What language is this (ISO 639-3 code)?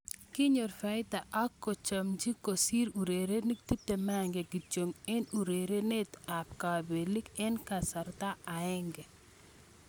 kln